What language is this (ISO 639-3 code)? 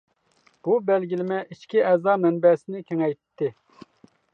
uig